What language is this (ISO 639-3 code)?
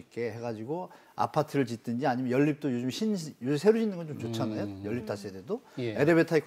kor